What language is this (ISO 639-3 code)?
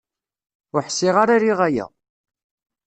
kab